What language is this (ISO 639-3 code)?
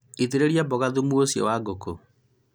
kik